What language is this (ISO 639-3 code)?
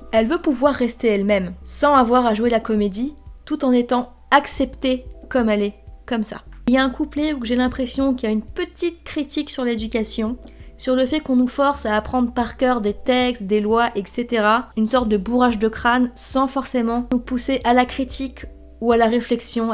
fra